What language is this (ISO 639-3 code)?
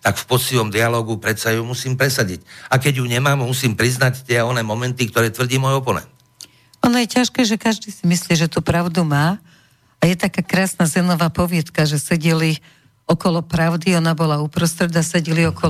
slk